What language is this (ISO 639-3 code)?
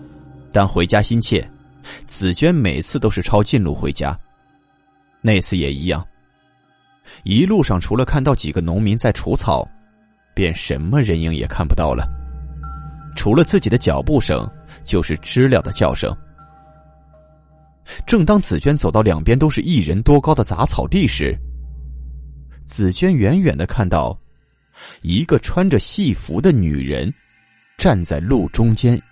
zho